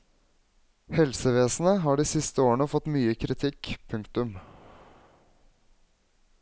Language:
Norwegian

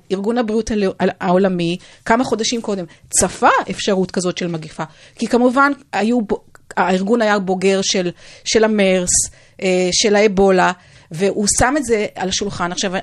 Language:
Hebrew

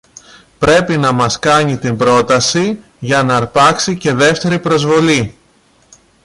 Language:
Greek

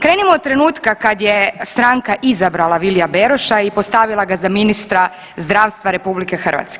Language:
Croatian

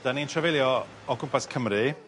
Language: Welsh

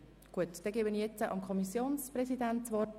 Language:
Swiss German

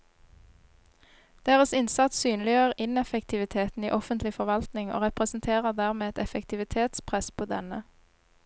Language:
Norwegian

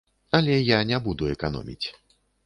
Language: Belarusian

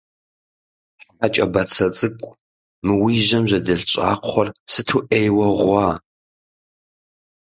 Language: Kabardian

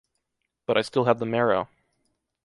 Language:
English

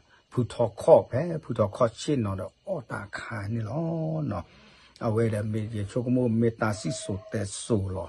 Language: Thai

